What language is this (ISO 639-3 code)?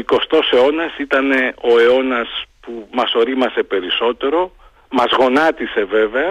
ell